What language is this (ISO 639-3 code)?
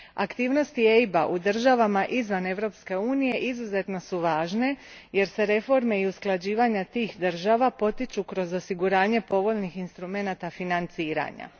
hrv